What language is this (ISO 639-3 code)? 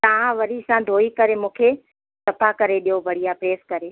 snd